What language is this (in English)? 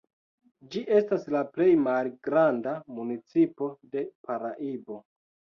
Esperanto